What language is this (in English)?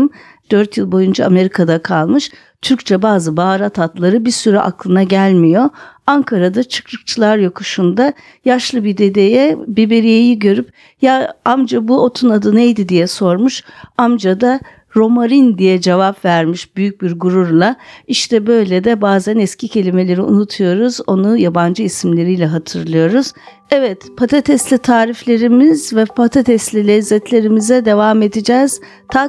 Turkish